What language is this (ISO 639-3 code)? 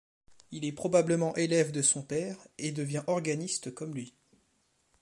fra